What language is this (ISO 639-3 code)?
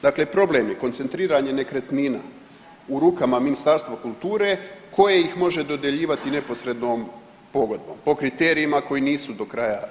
hrv